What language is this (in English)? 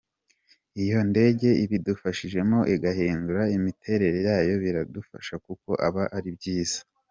Kinyarwanda